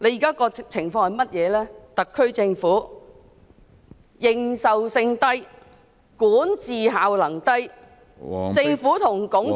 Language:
Cantonese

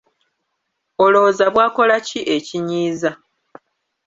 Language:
Ganda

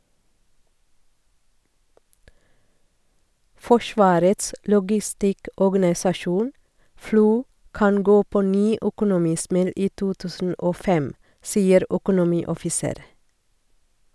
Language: Norwegian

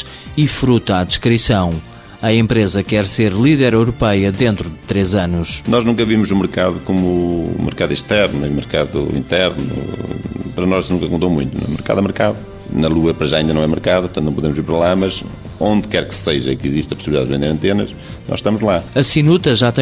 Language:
Portuguese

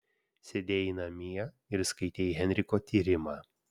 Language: Lithuanian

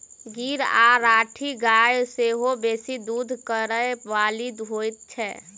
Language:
Maithili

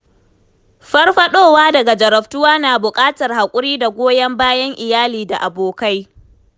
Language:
Hausa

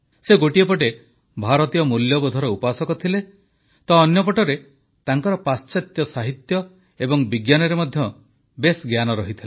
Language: Odia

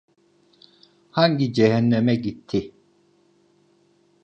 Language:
Turkish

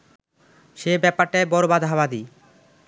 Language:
Bangla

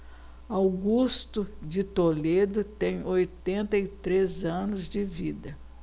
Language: Portuguese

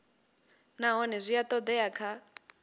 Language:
Venda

